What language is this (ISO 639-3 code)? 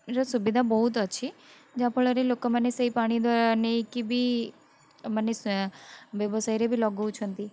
ori